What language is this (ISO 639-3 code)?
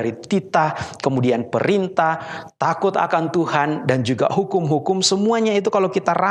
ind